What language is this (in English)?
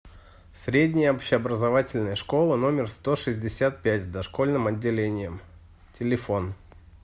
Russian